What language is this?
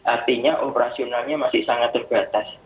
Indonesian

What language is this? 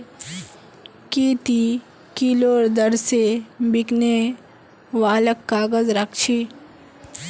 Magahi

